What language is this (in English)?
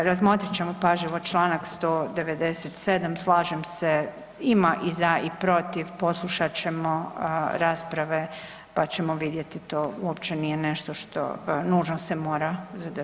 Croatian